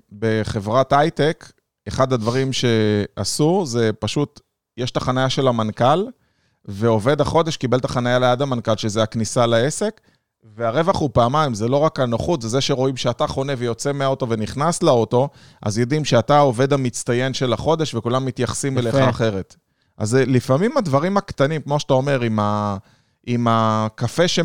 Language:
Hebrew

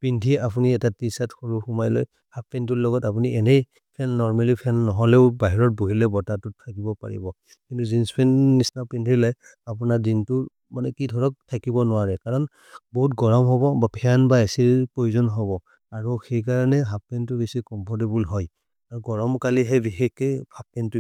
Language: Maria (India)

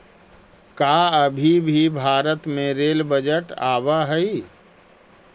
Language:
Magahi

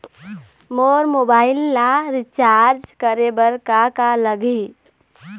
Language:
Chhattisgarhi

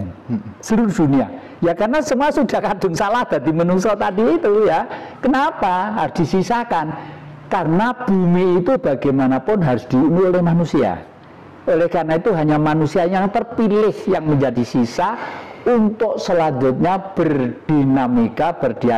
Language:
Indonesian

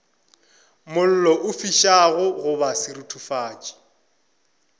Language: Northern Sotho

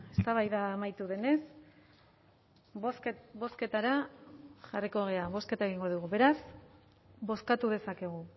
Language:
Basque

